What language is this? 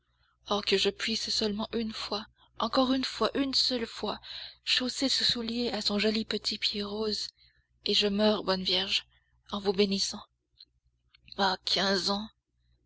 French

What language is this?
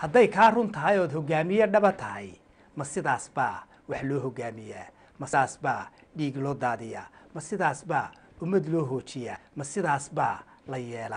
Arabic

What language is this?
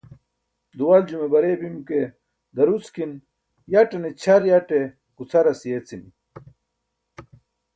Burushaski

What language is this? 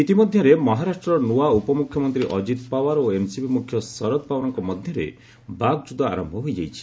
Odia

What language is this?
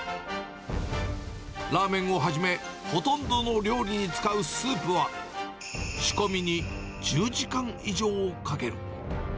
Japanese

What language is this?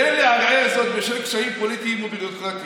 Hebrew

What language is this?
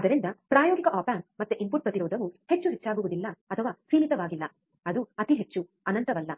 Kannada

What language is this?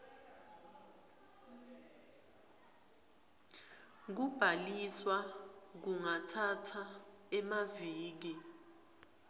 Swati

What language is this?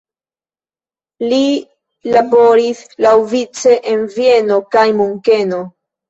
Esperanto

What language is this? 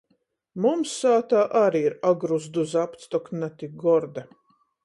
Latgalian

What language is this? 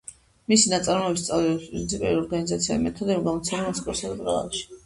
Georgian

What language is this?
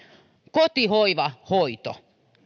Finnish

